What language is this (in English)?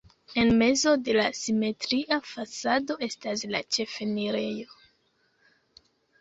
Esperanto